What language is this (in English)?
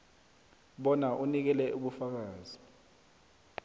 South Ndebele